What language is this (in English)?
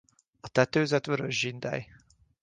Hungarian